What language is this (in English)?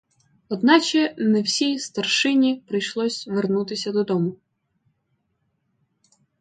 Ukrainian